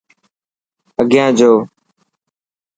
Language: Dhatki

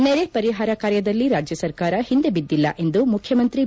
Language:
Kannada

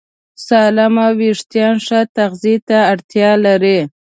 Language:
Pashto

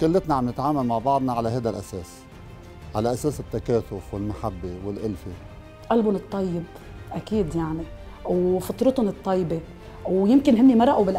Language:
Arabic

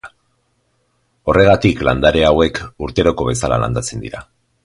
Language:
Basque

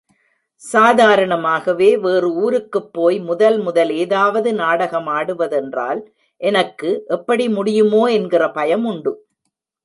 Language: Tamil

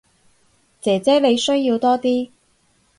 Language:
Cantonese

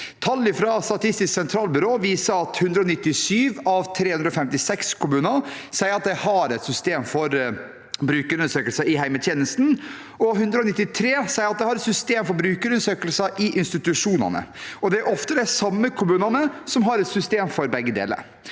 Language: Norwegian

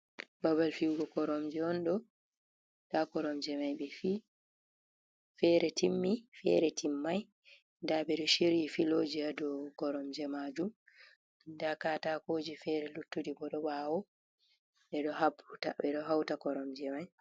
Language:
Fula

